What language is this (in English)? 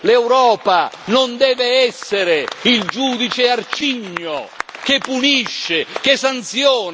Italian